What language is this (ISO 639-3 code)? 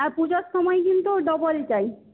ben